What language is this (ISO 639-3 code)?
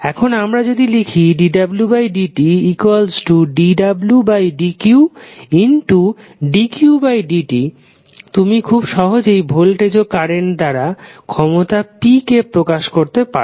ben